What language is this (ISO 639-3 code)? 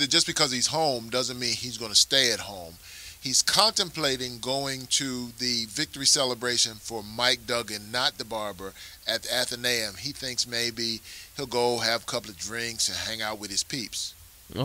eng